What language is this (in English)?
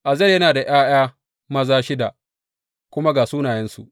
Hausa